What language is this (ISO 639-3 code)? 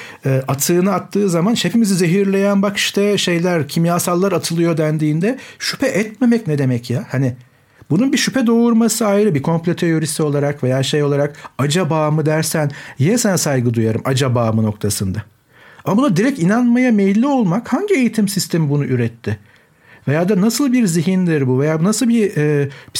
tur